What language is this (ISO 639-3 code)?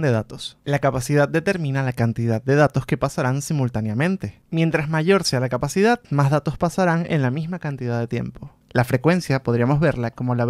spa